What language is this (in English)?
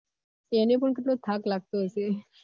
Gujarati